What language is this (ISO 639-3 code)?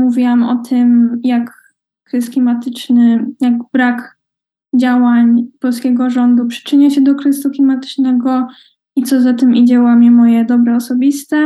pol